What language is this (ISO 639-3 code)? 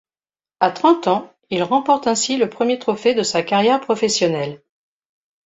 fra